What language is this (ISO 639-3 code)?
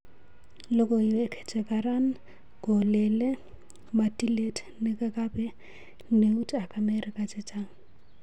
kln